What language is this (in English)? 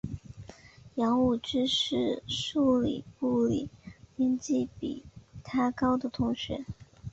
Chinese